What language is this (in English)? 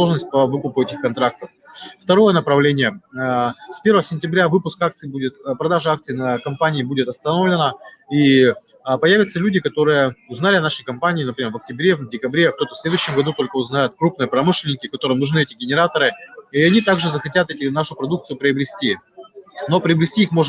Russian